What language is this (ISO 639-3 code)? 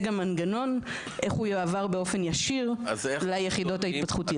heb